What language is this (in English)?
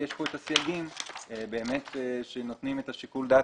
Hebrew